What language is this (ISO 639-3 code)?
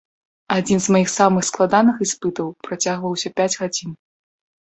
bel